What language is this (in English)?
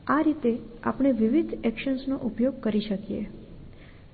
Gujarati